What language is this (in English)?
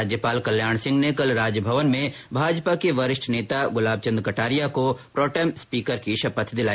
Hindi